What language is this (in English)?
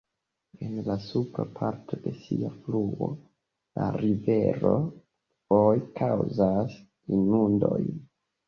Esperanto